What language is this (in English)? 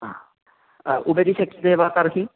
Sanskrit